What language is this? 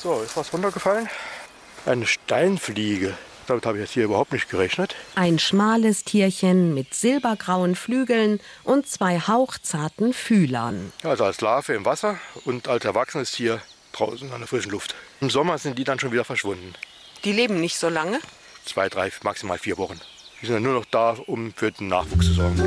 German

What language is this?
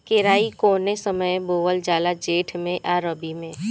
Bhojpuri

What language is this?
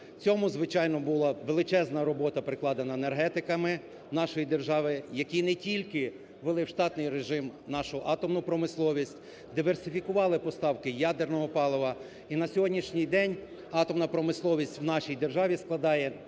Ukrainian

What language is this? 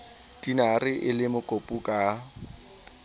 Southern Sotho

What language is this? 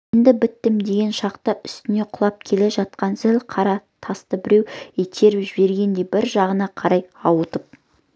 Kazakh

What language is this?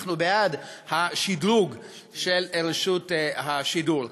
Hebrew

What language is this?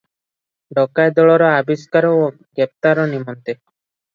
Odia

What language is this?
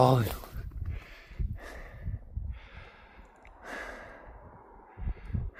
Korean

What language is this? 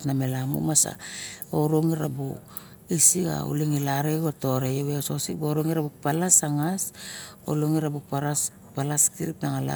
Barok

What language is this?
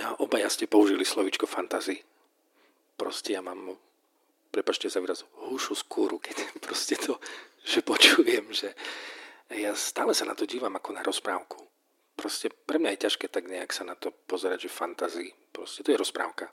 Slovak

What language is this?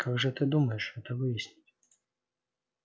Russian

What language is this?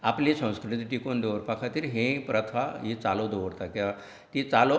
Konkani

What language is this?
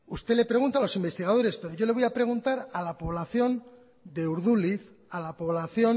Spanish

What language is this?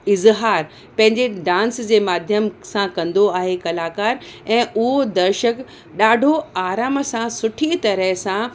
Sindhi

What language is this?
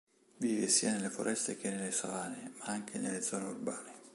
Italian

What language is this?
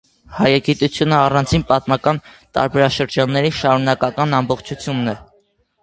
Armenian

